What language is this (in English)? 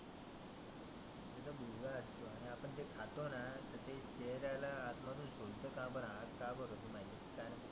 Marathi